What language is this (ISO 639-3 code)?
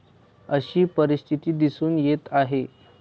mar